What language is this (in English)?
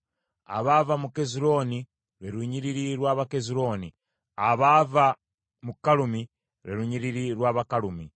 Ganda